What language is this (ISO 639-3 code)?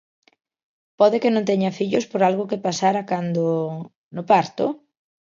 glg